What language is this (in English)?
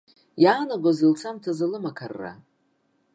Abkhazian